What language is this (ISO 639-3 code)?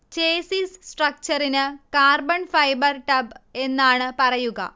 mal